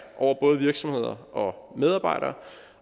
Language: Danish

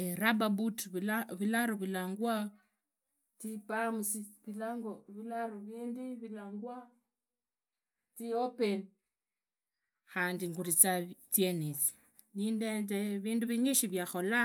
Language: Idakho-Isukha-Tiriki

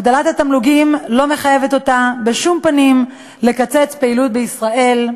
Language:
Hebrew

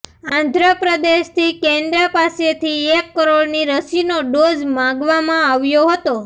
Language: Gujarati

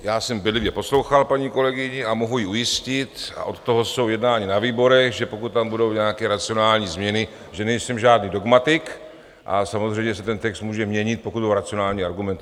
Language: Czech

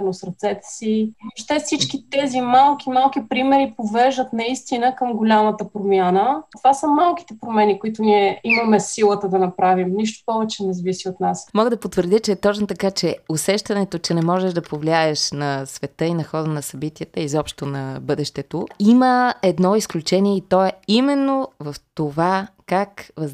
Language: Bulgarian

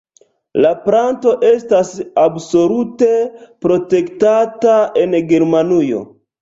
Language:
Esperanto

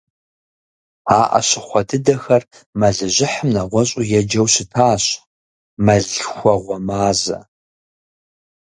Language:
Kabardian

